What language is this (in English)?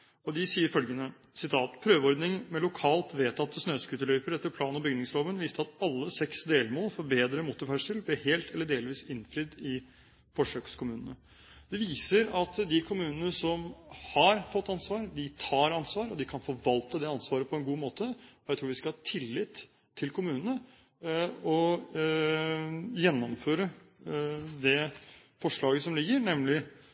Norwegian Bokmål